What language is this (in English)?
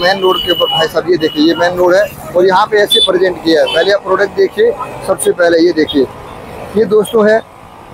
Hindi